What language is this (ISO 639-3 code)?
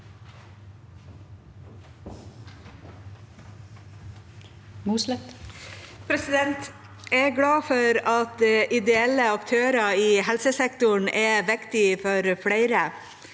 nor